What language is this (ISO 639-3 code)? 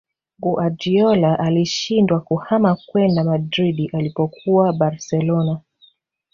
swa